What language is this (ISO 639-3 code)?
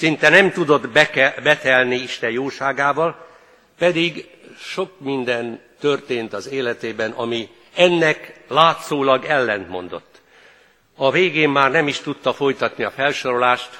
hun